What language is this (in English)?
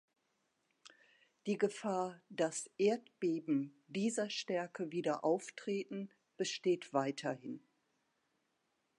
German